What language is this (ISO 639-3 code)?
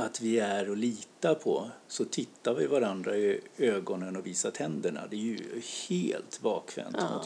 swe